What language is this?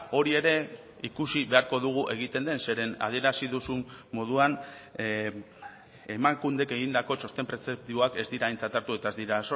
Basque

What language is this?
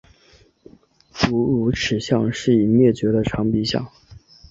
Chinese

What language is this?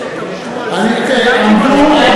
Hebrew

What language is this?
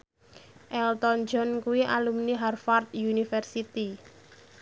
Javanese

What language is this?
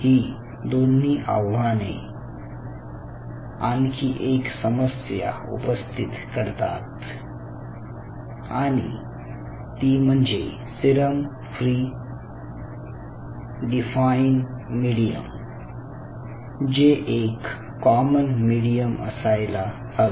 Marathi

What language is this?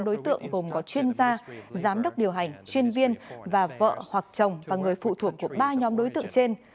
Vietnamese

